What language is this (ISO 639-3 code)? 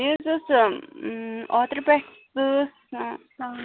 kas